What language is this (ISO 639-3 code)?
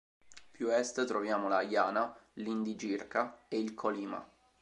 ita